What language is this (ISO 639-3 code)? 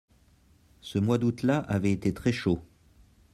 fra